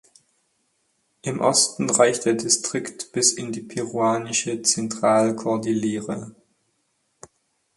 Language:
German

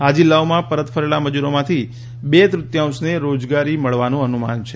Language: Gujarati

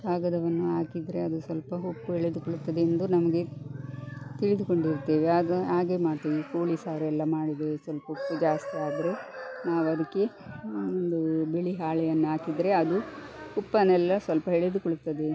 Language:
Kannada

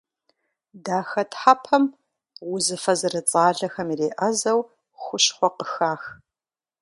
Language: Kabardian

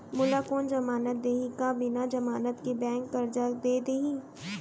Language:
Chhattisgarhi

